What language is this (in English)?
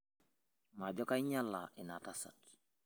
Masai